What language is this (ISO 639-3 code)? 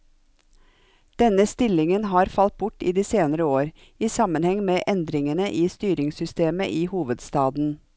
nor